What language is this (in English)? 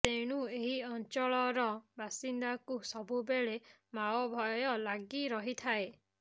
Odia